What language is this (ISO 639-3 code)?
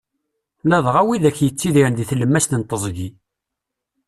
kab